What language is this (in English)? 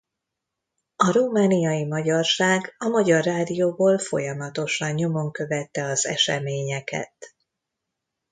Hungarian